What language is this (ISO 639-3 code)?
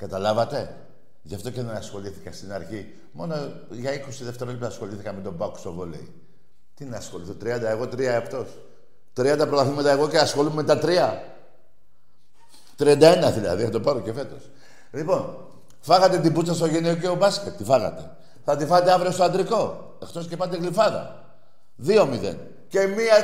ell